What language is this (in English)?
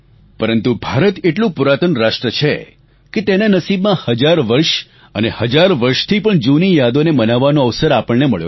Gujarati